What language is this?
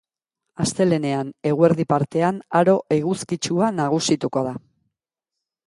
Basque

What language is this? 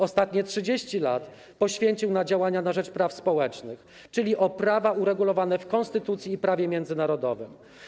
Polish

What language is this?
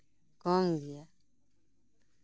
Santali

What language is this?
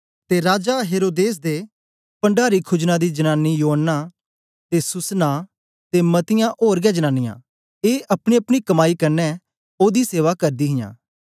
Dogri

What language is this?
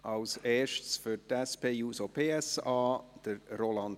Swiss German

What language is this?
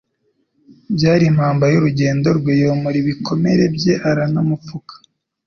Kinyarwanda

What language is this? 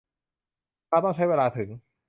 Thai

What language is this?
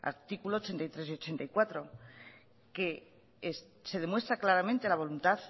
Spanish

